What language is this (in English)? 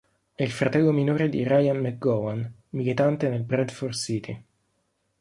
Italian